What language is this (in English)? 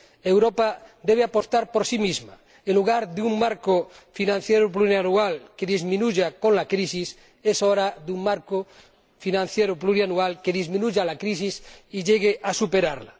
Spanish